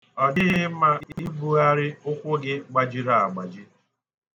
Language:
Igbo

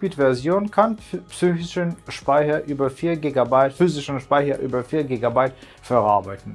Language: German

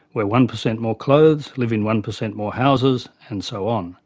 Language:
English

